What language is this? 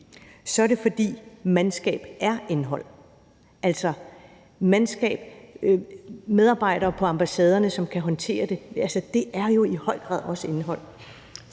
Danish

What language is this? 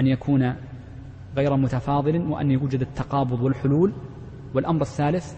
Arabic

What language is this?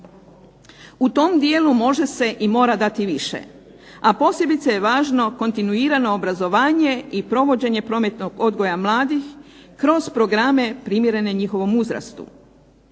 Croatian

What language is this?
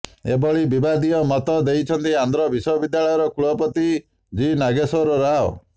Odia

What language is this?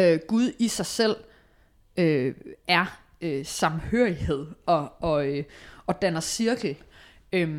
Danish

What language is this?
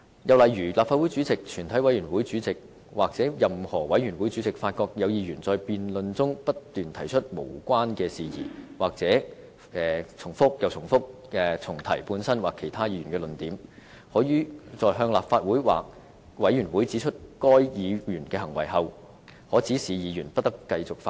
Cantonese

